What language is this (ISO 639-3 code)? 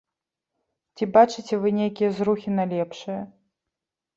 bel